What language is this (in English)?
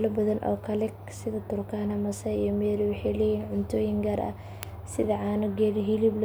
Somali